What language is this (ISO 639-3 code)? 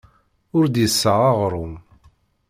kab